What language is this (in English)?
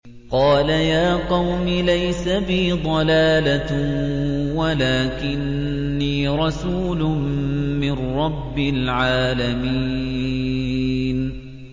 Arabic